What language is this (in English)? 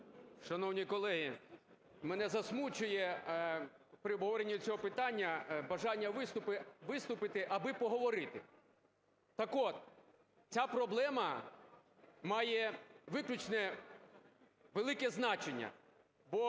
Ukrainian